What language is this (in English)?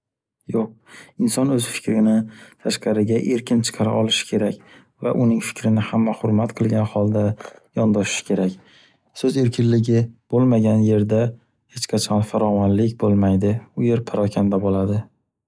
Uzbek